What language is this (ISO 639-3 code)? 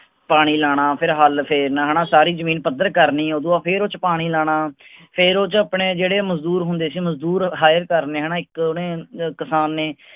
pan